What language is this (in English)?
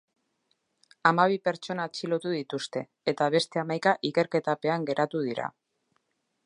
Basque